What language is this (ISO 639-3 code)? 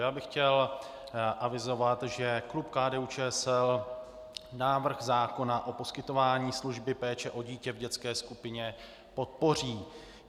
ces